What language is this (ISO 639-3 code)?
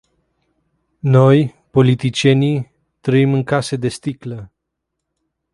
ron